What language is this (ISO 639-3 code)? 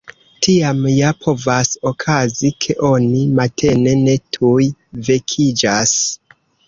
epo